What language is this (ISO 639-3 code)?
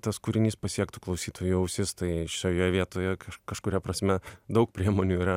lit